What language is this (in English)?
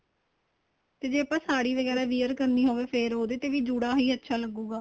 Punjabi